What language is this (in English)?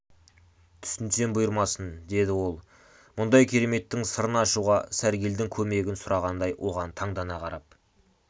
Kazakh